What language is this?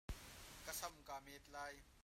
Hakha Chin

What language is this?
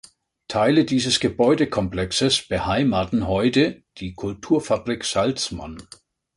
German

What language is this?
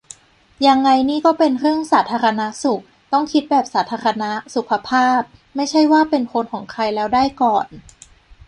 Thai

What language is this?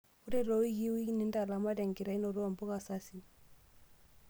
Masai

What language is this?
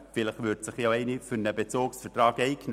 Swiss German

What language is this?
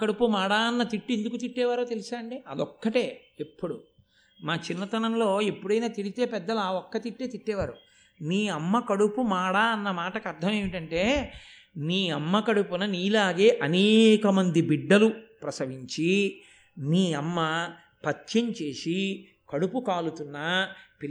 Telugu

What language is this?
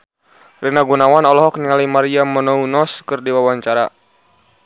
Sundanese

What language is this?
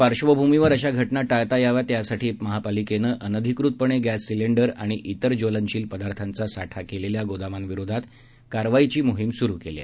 Marathi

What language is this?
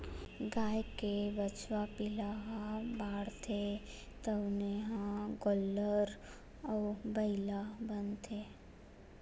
Chhattisgarhi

